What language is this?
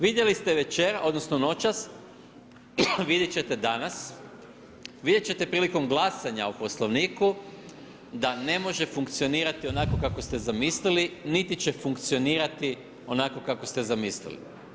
Croatian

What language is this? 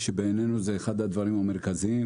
Hebrew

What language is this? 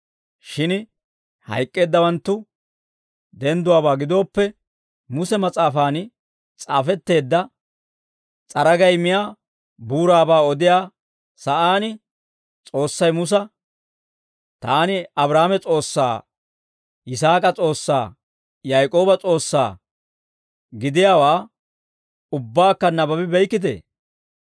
Dawro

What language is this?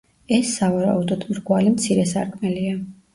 Georgian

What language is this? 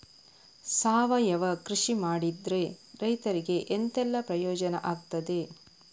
Kannada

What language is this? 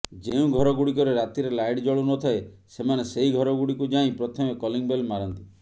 Odia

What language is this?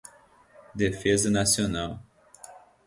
Portuguese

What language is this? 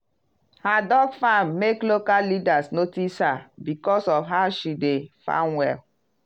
Nigerian Pidgin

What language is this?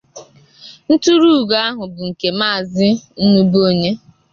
Igbo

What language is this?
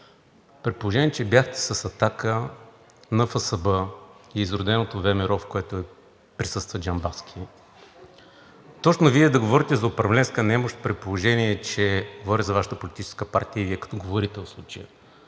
Bulgarian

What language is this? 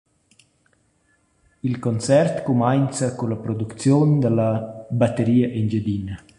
Romansh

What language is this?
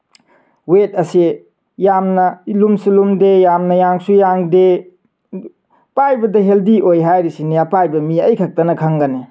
Manipuri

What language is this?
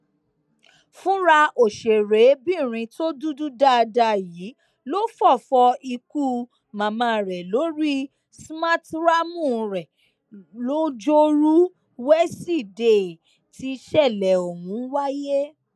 Yoruba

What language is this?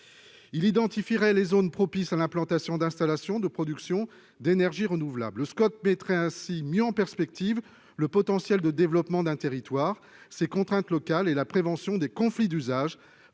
French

